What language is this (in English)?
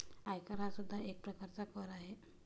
Marathi